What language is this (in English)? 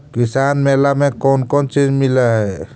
Magahi